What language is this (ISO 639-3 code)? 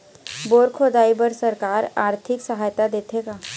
hne